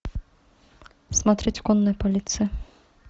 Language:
Russian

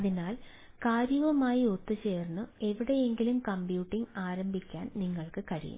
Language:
Malayalam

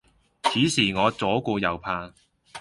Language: Cantonese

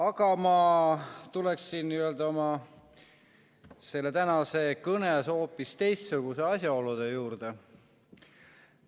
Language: Estonian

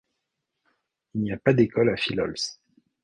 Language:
French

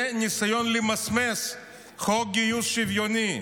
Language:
Hebrew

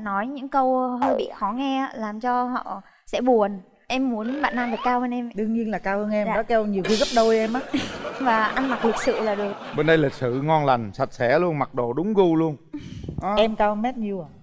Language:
Vietnamese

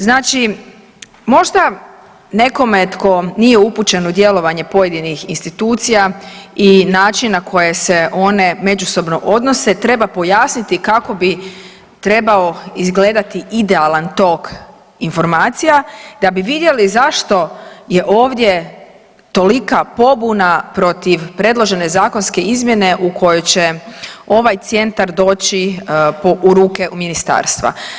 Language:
Croatian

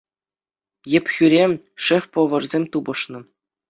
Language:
Chuvash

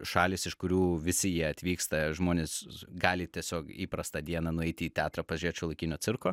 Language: Lithuanian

